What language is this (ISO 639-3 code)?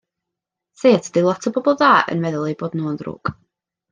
cym